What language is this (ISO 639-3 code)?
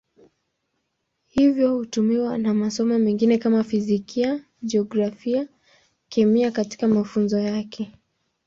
swa